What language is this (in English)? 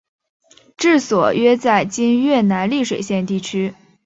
Chinese